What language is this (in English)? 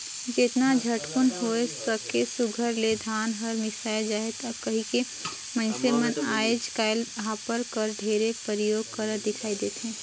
Chhattisgarhi